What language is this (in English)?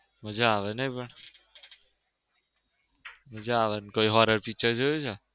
Gujarati